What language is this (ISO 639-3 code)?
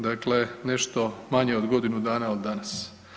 hrv